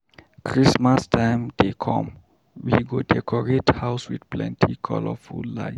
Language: Nigerian Pidgin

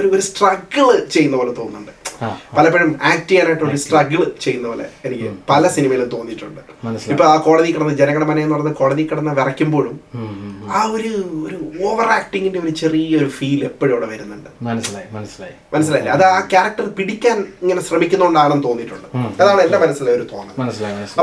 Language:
Malayalam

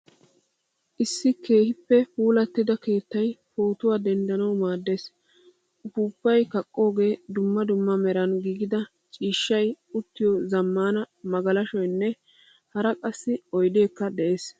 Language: Wolaytta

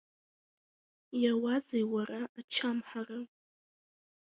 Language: Abkhazian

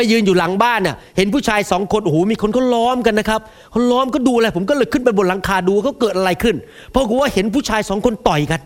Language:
Thai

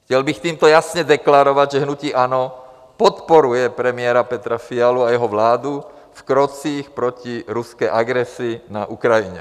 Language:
Czech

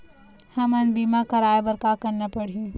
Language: Chhattisgarhi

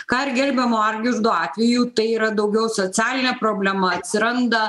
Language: Lithuanian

